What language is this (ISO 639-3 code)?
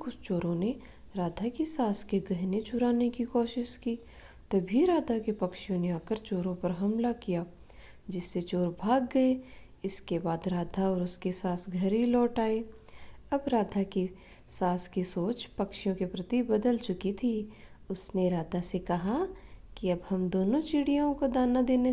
hin